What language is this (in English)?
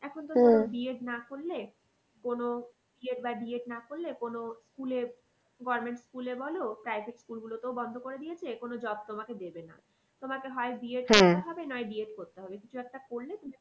Bangla